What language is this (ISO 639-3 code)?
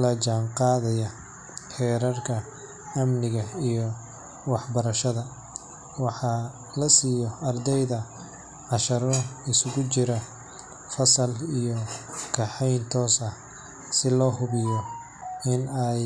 som